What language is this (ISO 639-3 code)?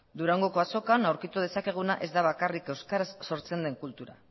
eus